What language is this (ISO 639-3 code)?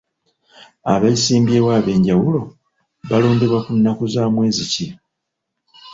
lug